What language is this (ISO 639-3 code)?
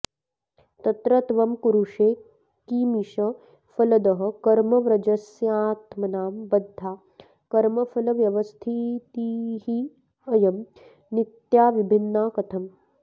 san